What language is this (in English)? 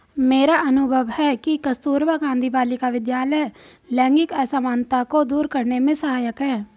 Hindi